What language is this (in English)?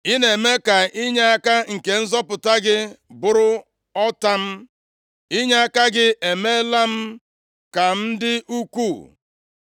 Igbo